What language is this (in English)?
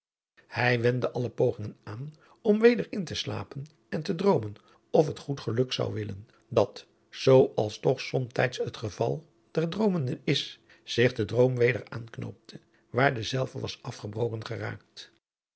Dutch